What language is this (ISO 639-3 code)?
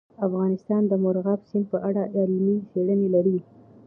pus